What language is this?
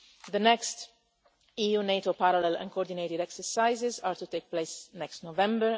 English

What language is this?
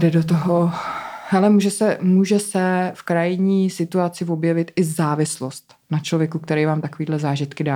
Czech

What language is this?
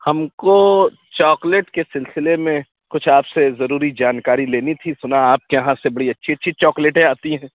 Urdu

